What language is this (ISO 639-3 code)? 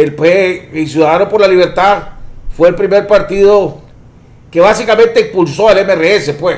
spa